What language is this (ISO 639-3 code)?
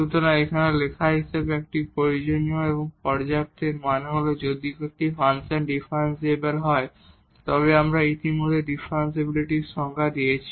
ben